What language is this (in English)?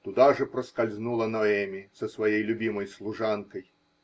Russian